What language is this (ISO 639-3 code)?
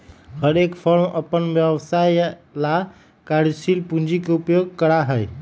mag